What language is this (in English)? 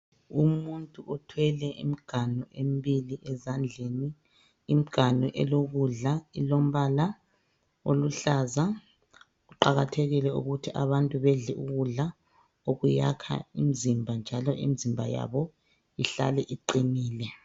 North Ndebele